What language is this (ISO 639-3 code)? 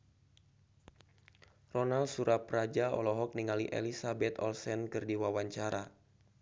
sun